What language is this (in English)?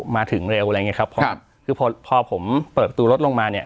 Thai